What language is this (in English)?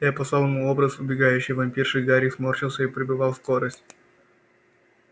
Russian